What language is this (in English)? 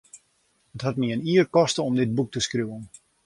Western Frisian